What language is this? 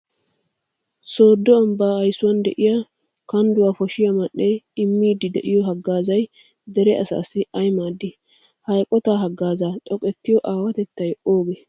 Wolaytta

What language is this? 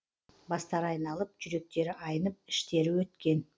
Kazakh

